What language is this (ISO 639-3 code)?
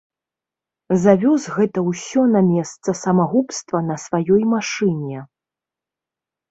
bel